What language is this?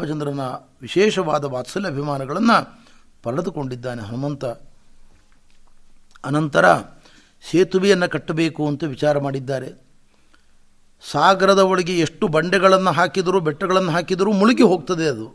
Kannada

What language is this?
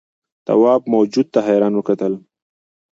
Pashto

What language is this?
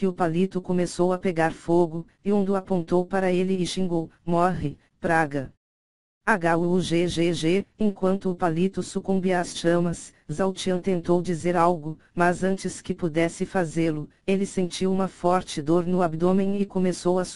Portuguese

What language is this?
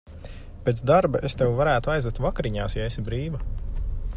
Latvian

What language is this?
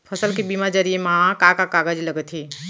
Chhattisgarhi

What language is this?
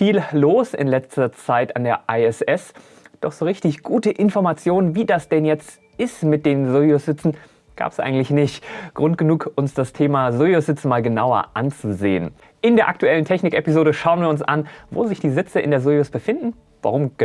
German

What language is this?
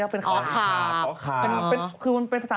Thai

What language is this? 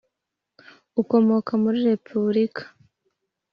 Kinyarwanda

